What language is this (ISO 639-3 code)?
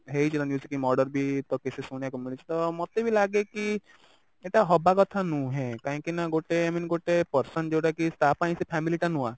ori